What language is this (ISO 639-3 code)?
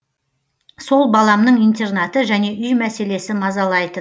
kaz